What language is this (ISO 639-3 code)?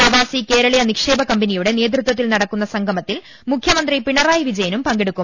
mal